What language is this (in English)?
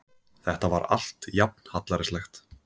Icelandic